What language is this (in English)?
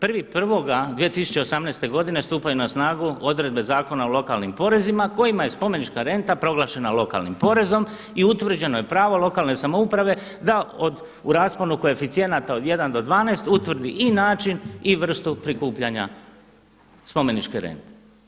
Croatian